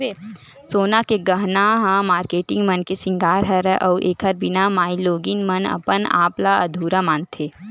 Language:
Chhattisgarhi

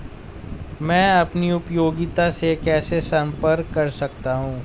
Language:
Hindi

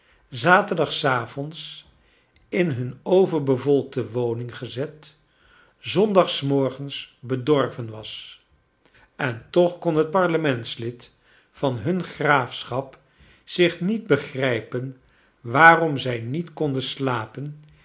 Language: Dutch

